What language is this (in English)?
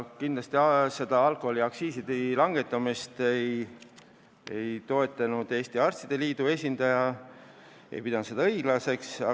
Estonian